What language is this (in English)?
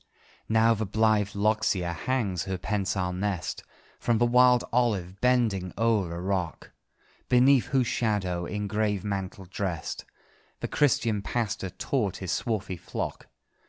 English